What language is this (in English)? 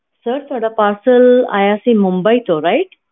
Punjabi